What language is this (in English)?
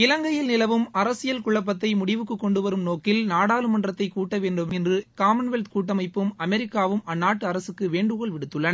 Tamil